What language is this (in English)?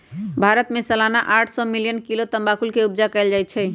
Magahi